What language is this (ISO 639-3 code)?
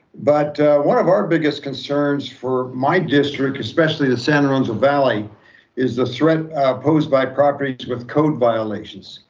eng